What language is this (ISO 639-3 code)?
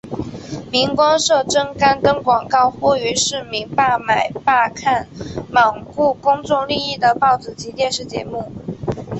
zho